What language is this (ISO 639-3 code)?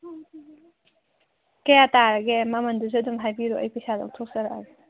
mni